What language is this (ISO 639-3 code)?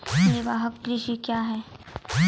mai